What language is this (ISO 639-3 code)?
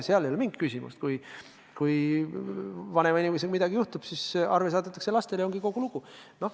est